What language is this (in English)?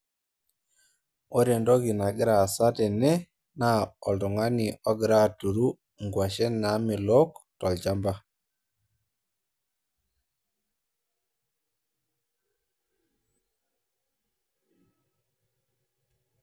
Masai